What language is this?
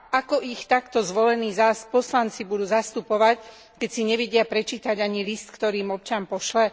Slovak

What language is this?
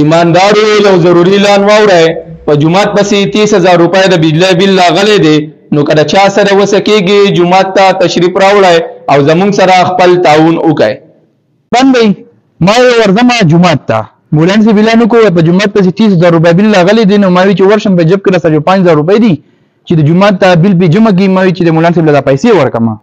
Arabic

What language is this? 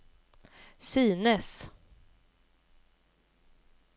Swedish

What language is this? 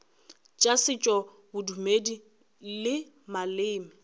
Northern Sotho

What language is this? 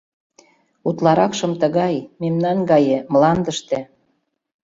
Mari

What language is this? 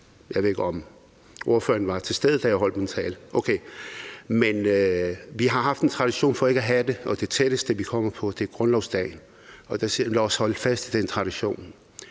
Danish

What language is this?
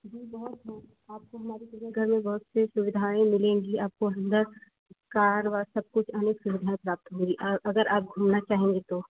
Hindi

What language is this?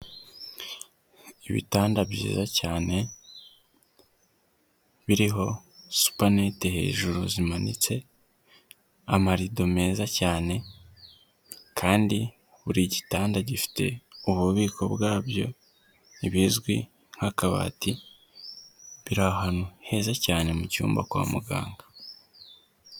Kinyarwanda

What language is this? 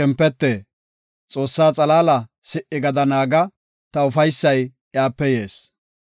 Gofa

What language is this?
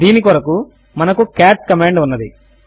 Telugu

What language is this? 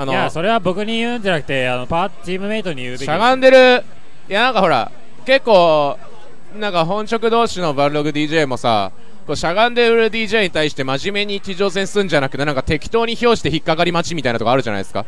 Japanese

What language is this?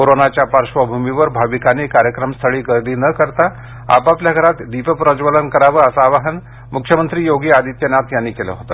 Marathi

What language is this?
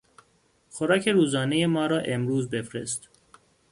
Persian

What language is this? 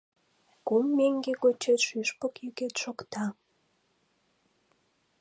Mari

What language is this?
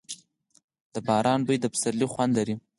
Pashto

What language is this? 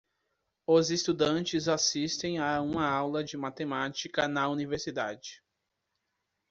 Portuguese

